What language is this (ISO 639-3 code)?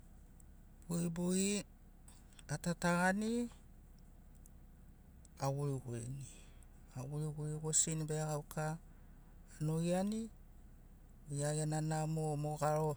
snc